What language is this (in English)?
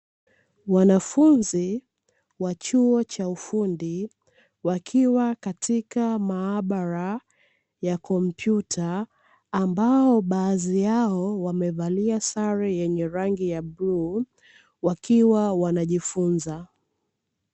Swahili